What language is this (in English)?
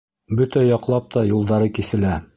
Bashkir